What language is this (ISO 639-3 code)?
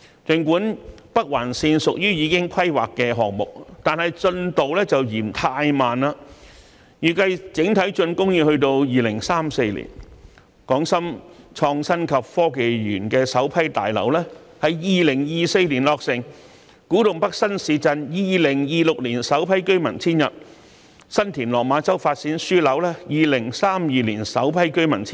yue